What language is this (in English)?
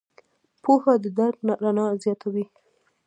Pashto